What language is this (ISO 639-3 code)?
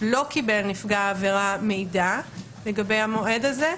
heb